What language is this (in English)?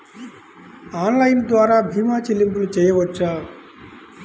Telugu